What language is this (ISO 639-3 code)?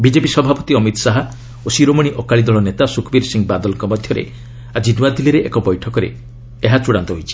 ori